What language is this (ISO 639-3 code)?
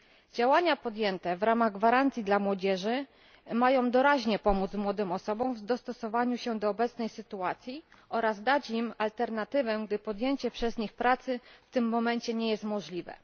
pol